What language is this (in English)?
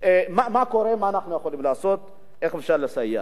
Hebrew